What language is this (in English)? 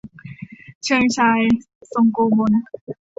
Thai